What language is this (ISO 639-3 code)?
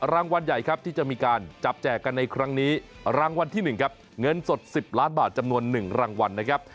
tha